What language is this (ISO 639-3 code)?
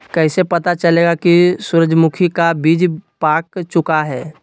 mag